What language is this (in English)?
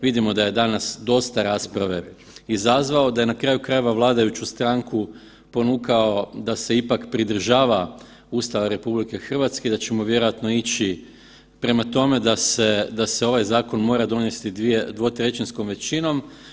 Croatian